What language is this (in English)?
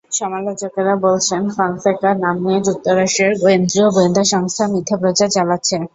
Bangla